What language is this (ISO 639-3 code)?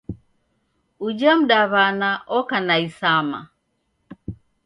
dav